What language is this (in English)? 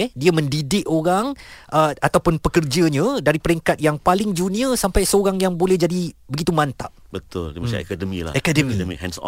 Malay